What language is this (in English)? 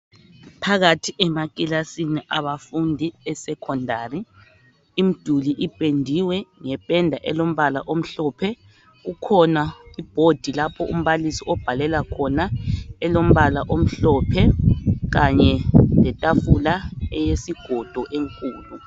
North Ndebele